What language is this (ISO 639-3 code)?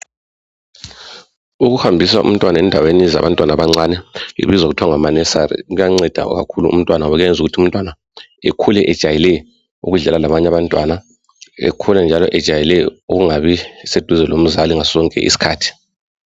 nde